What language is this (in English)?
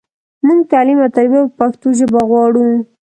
Pashto